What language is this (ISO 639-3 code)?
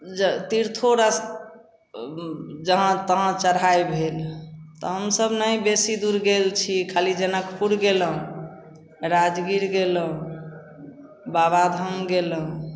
mai